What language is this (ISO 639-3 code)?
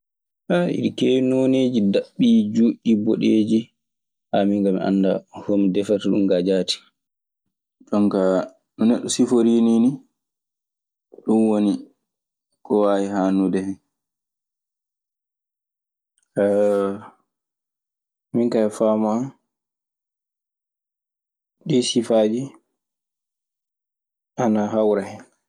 ffm